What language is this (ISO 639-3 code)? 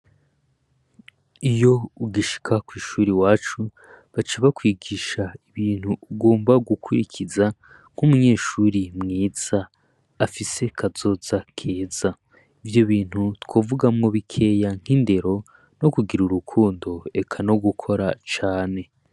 run